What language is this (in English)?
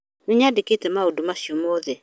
Kikuyu